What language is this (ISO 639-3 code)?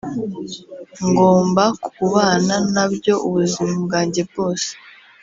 kin